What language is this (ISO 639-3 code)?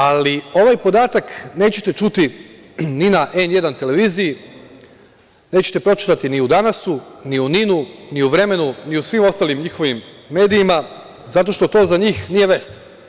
srp